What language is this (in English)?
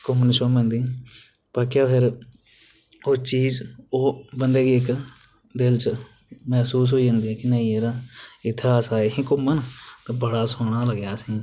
Dogri